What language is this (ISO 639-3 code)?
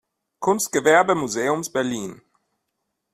deu